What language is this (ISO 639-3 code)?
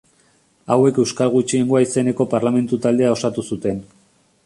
eus